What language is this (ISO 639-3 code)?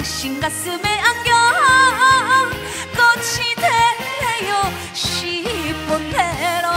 kor